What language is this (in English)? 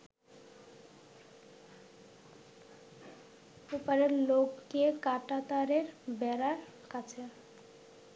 Bangla